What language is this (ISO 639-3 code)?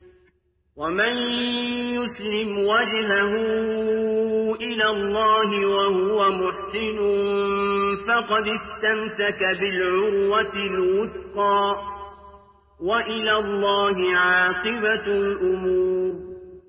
ara